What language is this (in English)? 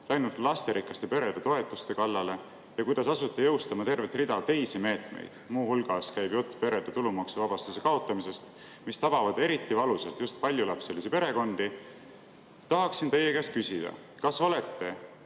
Estonian